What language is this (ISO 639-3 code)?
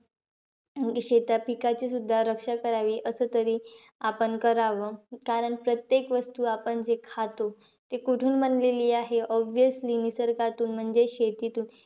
mar